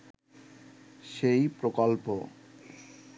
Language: Bangla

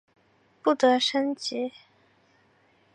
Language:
Chinese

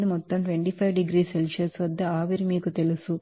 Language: Telugu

